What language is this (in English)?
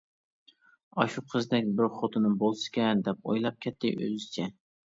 Uyghur